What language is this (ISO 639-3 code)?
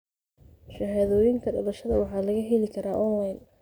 som